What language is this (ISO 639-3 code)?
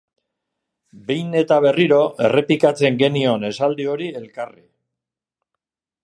eus